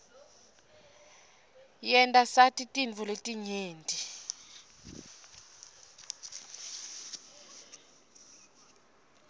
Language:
Swati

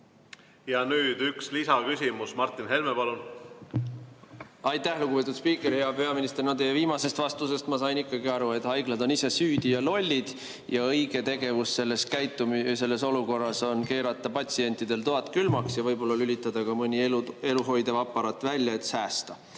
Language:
Estonian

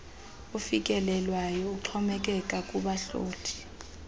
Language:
Xhosa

